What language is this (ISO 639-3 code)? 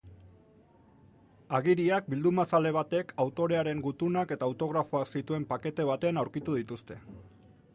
eus